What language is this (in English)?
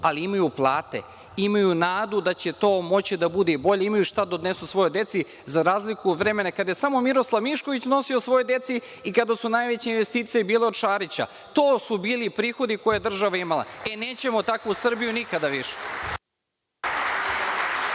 Serbian